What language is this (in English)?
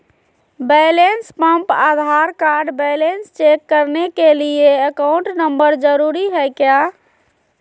Magahi